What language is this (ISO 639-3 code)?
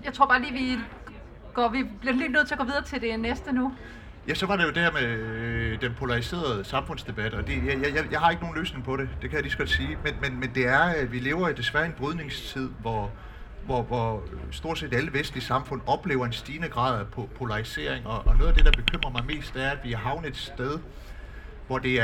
dan